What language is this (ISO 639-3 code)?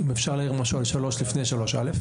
heb